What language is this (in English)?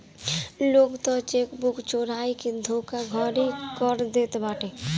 Bhojpuri